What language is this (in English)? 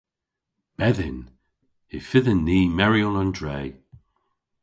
Cornish